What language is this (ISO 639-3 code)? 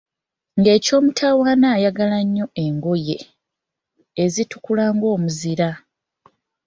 lug